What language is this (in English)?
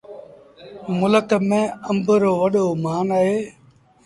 Sindhi Bhil